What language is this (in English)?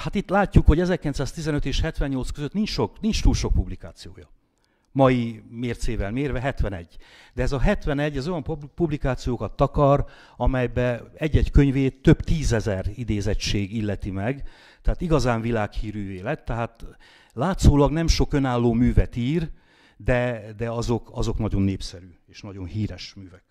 Hungarian